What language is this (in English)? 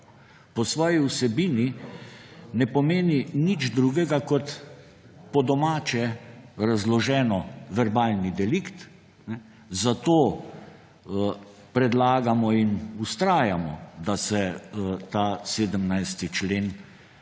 Slovenian